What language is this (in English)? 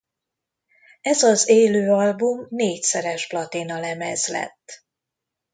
Hungarian